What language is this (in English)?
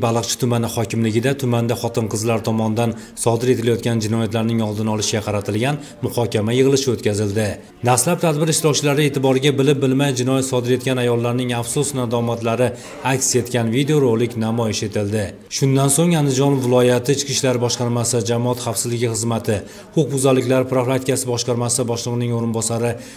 Turkish